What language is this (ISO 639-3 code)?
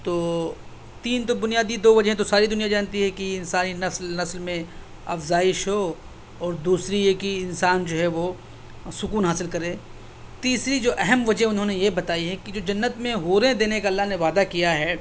urd